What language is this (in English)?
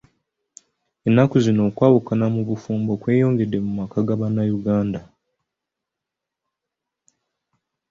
Ganda